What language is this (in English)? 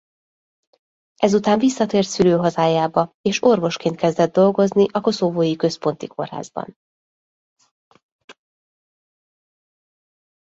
Hungarian